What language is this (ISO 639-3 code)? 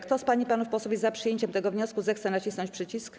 pol